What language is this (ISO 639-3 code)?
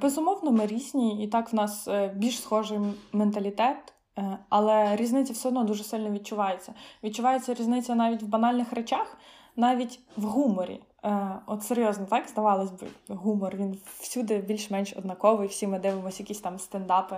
ukr